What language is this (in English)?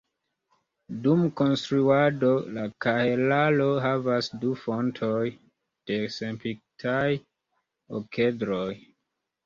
Esperanto